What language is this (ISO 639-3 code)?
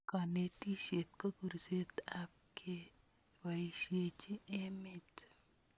kln